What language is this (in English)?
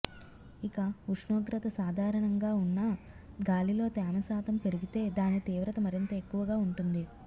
Telugu